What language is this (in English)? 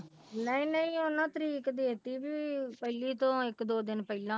Punjabi